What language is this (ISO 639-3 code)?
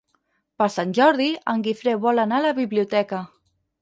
cat